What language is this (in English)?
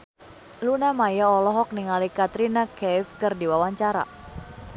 Sundanese